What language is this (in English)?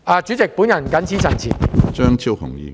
Cantonese